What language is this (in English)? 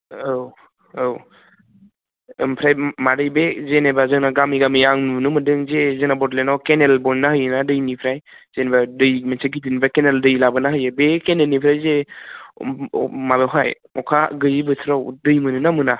Bodo